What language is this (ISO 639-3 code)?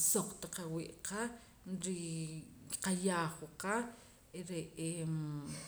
poc